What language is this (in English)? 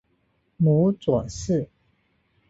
Chinese